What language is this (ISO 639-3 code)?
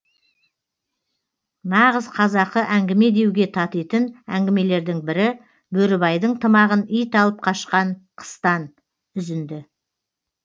kaz